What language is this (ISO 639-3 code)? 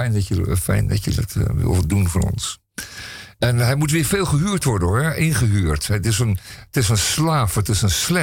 nld